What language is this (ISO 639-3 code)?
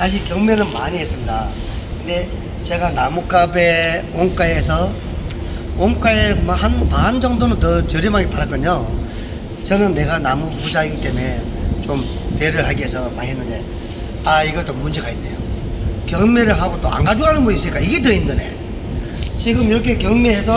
kor